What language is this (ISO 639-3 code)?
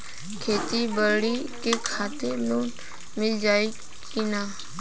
bho